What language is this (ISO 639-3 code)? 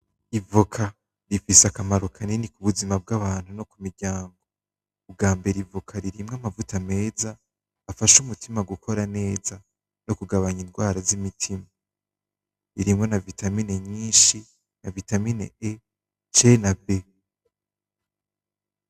run